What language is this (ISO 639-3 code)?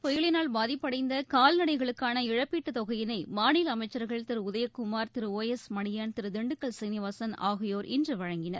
tam